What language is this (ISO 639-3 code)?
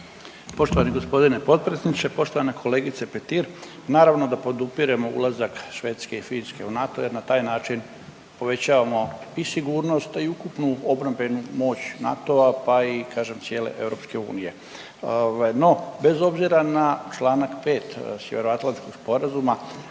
hrv